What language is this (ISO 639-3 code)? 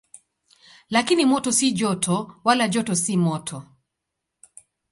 swa